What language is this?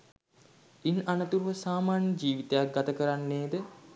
Sinhala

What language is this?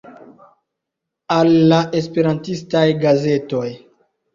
Esperanto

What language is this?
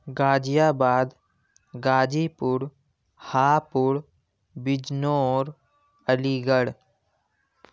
Urdu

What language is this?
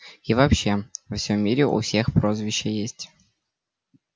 Russian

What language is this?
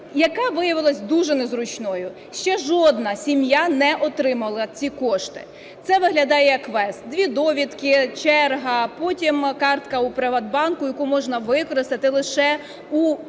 Ukrainian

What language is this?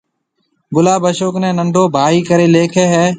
Marwari (Pakistan)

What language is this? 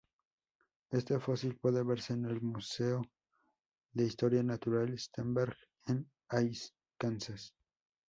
Spanish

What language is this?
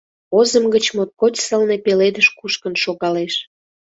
Mari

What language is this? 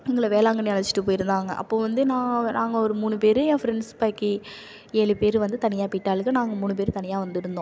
Tamil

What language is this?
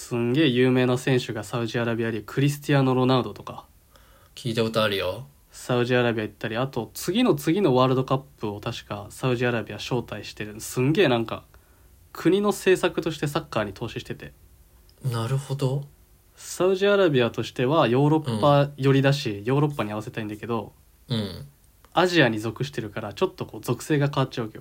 Japanese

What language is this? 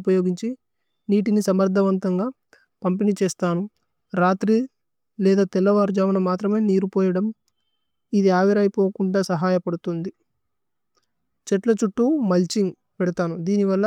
Tulu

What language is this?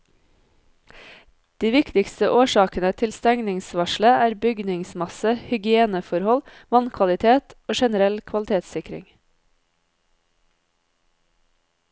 Norwegian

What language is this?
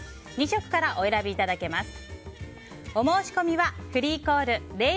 Japanese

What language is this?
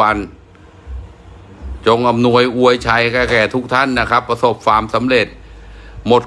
Thai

